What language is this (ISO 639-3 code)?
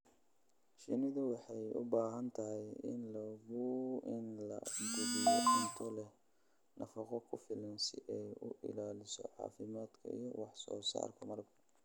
som